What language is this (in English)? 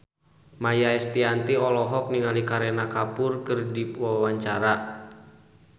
Sundanese